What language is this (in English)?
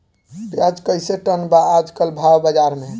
Bhojpuri